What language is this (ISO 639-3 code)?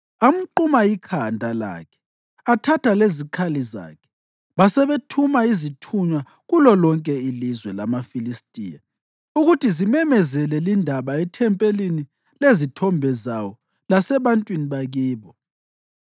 nde